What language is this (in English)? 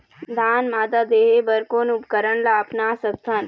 Chhattisgarhi